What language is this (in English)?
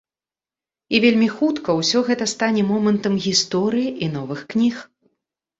Belarusian